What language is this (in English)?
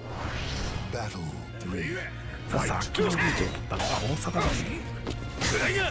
Japanese